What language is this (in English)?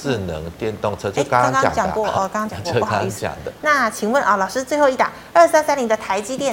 Chinese